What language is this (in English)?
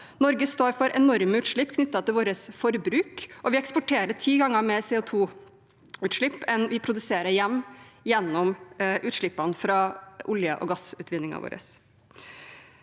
Norwegian